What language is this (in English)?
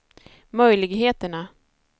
Swedish